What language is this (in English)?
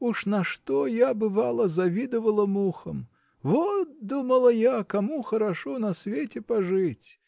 Russian